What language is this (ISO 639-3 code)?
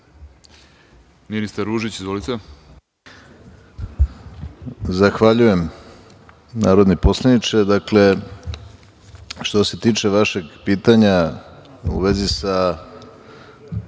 srp